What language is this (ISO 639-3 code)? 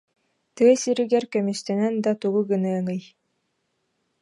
sah